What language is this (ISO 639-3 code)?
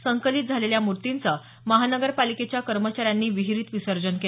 mar